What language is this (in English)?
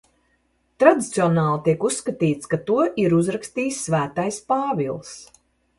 Latvian